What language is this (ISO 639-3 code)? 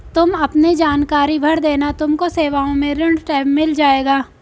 hin